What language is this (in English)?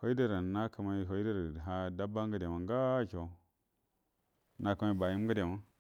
Buduma